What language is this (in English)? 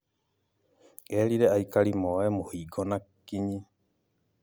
Kikuyu